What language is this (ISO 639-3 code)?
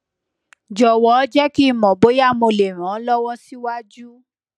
yor